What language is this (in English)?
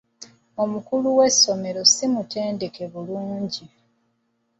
Ganda